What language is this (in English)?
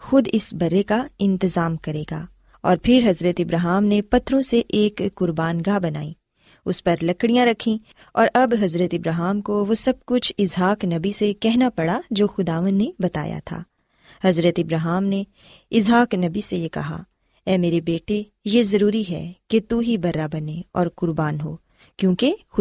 Urdu